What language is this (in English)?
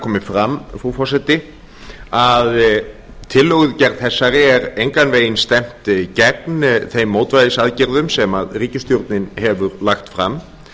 Icelandic